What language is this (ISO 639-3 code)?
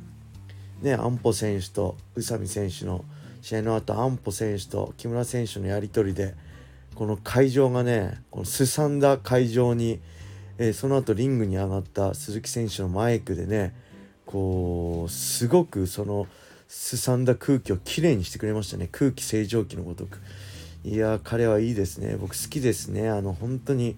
jpn